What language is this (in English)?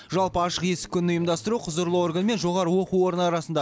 Kazakh